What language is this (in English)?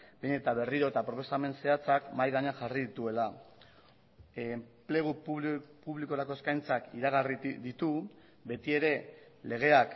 Basque